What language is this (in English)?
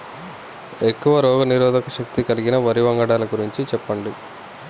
Telugu